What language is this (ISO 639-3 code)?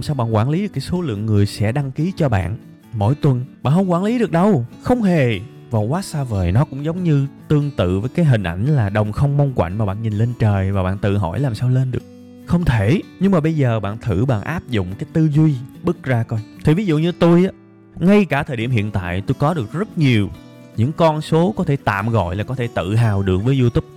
vie